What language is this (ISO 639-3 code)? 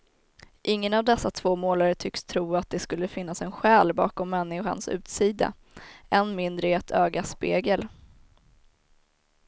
swe